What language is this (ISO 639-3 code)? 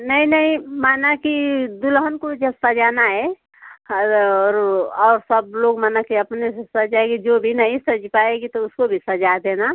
hin